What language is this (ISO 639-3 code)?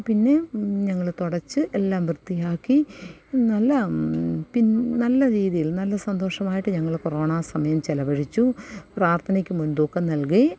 mal